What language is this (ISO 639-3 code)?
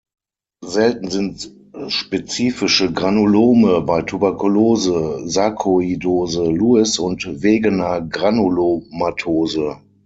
deu